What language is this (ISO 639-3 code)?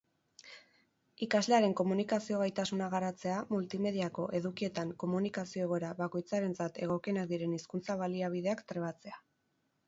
eus